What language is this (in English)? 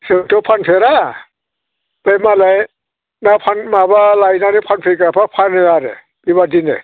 Bodo